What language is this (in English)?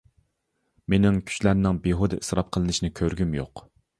Uyghur